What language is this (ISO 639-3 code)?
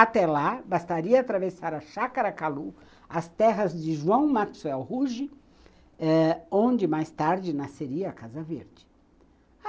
por